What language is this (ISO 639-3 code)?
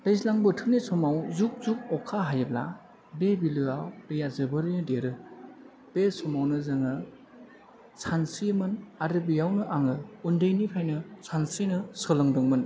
brx